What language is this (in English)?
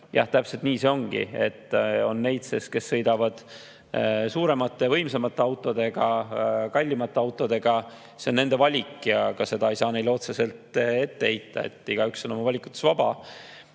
Estonian